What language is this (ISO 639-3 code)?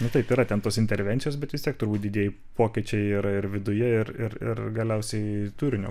lit